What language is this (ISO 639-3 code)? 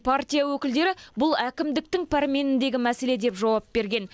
kaz